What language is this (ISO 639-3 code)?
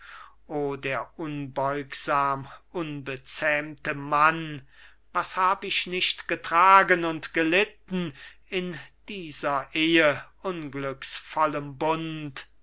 deu